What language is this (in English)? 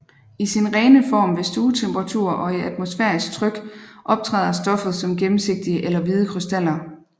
Danish